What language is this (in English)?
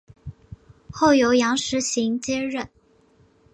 Chinese